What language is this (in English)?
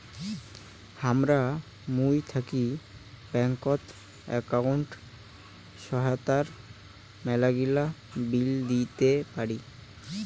Bangla